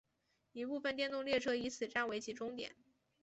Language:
Chinese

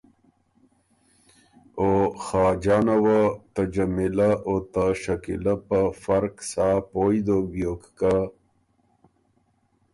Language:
Ormuri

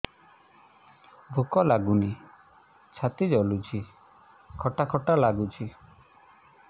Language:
Odia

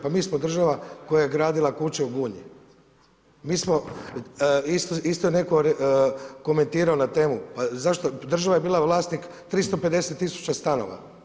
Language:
Croatian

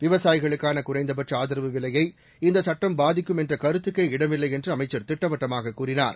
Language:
Tamil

